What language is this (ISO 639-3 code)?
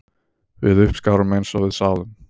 isl